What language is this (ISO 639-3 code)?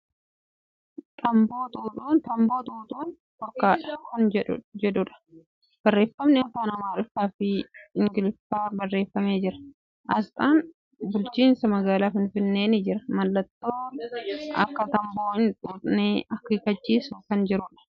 orm